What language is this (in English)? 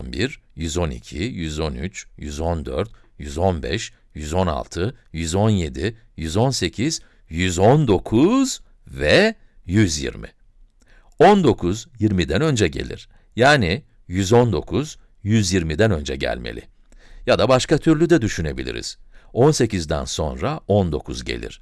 Turkish